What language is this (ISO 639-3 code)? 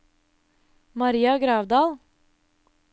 nor